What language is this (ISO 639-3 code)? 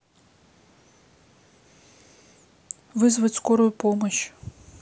rus